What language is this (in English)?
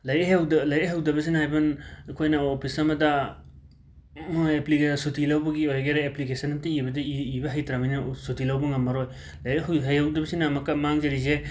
Manipuri